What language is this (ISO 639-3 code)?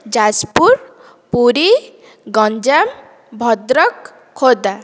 ori